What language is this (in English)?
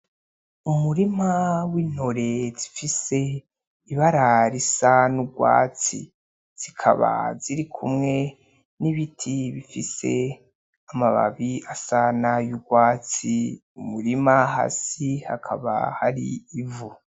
Rundi